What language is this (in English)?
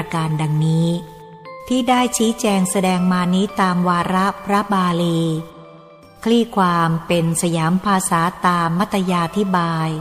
Thai